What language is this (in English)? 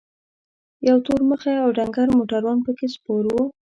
Pashto